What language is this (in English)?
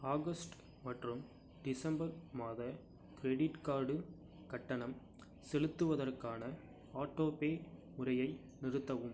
Tamil